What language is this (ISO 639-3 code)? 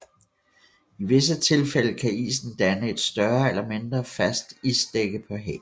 dan